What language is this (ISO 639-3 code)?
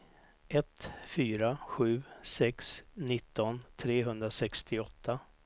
swe